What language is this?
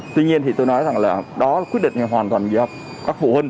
Vietnamese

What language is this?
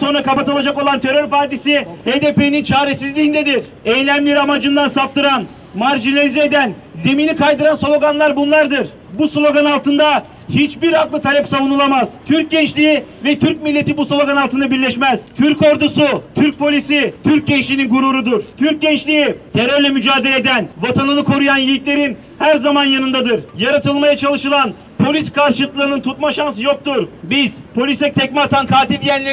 Turkish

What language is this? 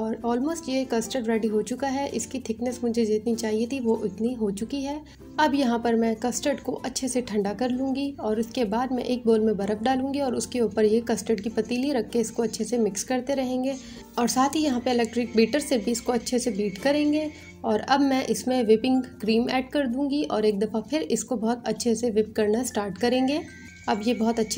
Hindi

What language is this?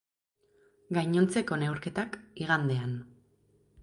Basque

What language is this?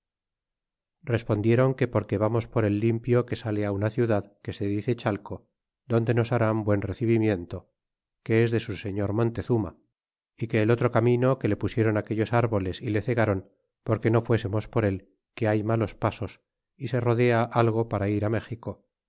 Spanish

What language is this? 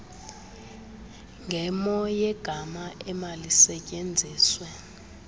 Xhosa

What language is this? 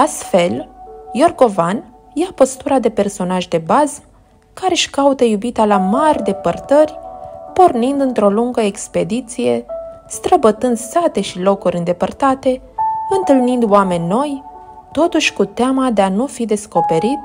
Romanian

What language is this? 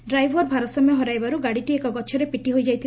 Odia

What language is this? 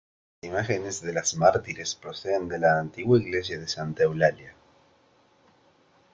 Spanish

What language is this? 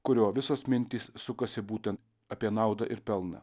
Lithuanian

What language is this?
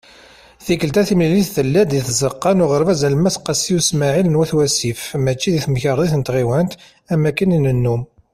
Kabyle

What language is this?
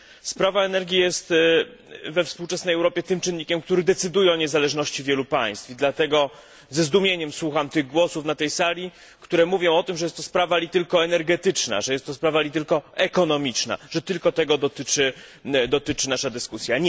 Polish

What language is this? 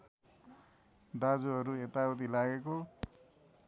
Nepali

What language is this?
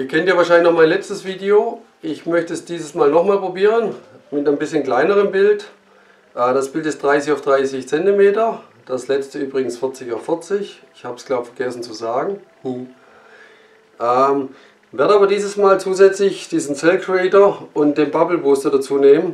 German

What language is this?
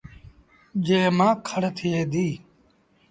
Sindhi Bhil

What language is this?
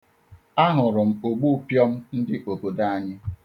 Igbo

